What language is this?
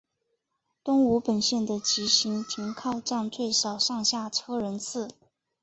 Chinese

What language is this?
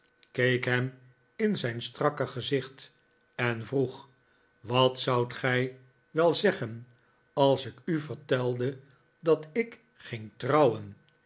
Dutch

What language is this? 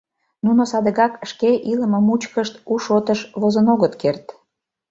Mari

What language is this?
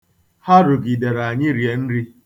Igbo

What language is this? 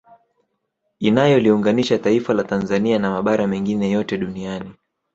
Swahili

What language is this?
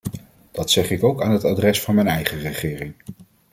Dutch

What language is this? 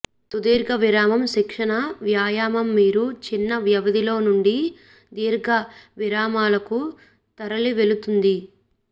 Telugu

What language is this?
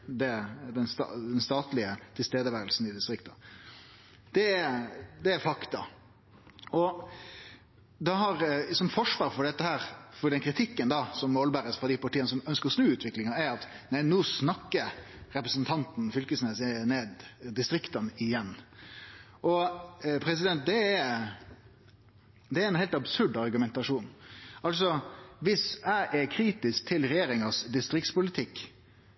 Norwegian Nynorsk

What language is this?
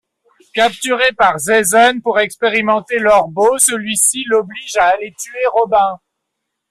French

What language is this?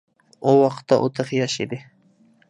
Uyghur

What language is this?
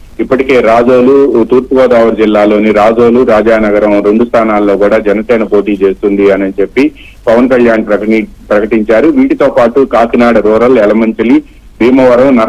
Telugu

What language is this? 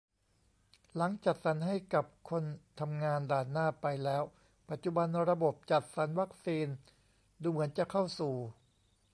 Thai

